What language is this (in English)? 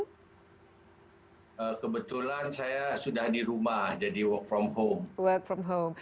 Indonesian